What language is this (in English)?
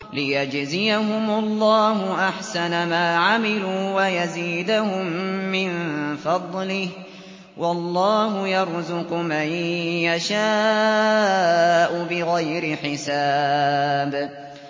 Arabic